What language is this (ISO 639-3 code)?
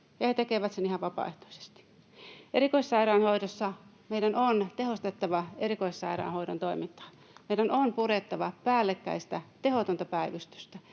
fin